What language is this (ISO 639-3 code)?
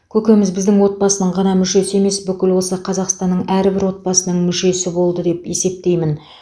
kaz